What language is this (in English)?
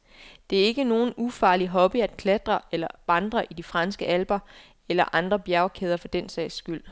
Danish